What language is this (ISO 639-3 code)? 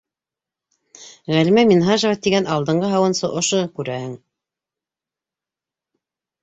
bak